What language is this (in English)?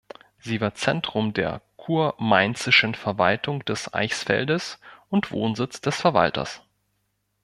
German